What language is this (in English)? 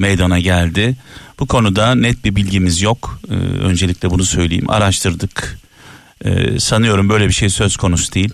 Turkish